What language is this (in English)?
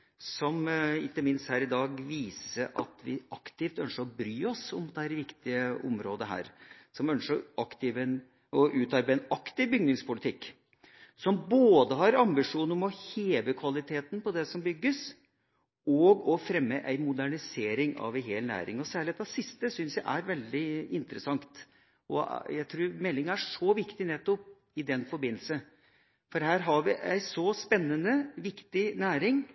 Norwegian Bokmål